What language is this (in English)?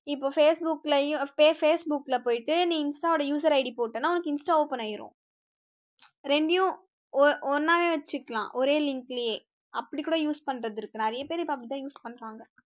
Tamil